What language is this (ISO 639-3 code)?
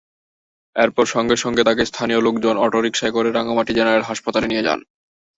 ben